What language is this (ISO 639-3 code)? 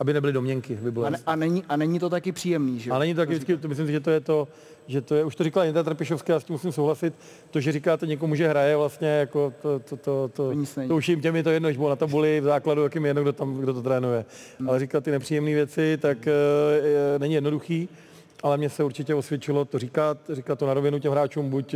ces